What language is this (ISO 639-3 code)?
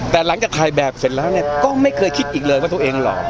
tha